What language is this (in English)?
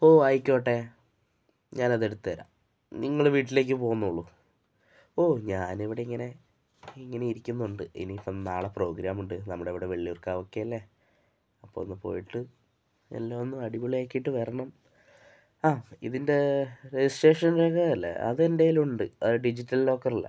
Malayalam